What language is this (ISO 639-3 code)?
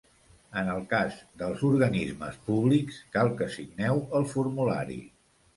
cat